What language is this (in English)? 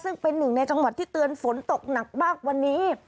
Thai